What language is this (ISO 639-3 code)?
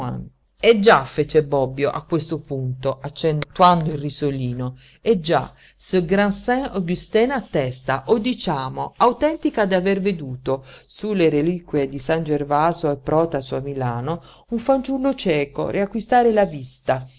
ita